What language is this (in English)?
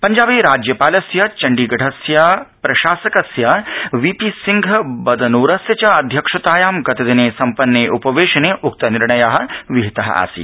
Sanskrit